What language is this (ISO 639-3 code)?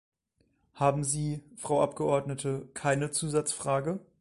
deu